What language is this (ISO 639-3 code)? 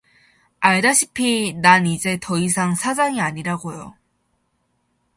kor